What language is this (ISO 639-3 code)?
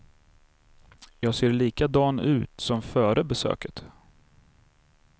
swe